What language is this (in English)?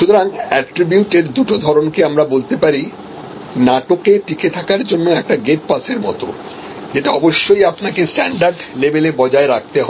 Bangla